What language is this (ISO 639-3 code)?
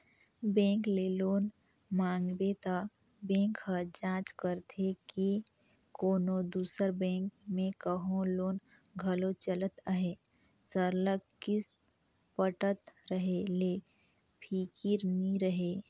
hne